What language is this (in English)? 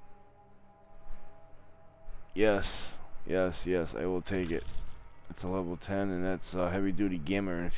English